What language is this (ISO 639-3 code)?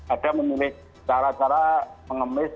ind